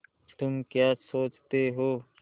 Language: Hindi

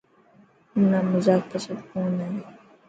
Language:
Dhatki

